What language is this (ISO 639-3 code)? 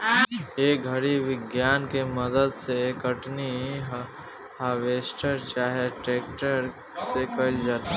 bho